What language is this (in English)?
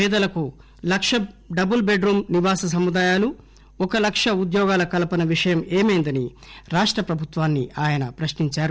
Telugu